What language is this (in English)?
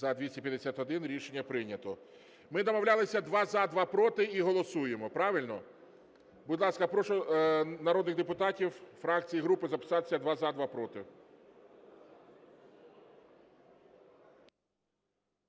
Ukrainian